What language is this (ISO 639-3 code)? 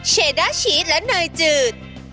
tha